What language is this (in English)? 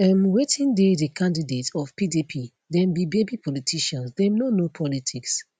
Nigerian Pidgin